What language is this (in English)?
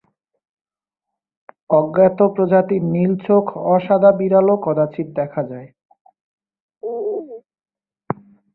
Bangla